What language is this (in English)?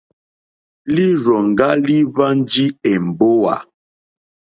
Mokpwe